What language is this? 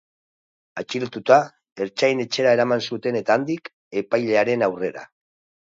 Basque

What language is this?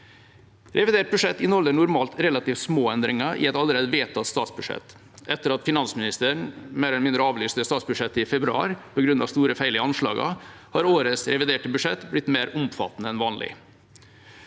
Norwegian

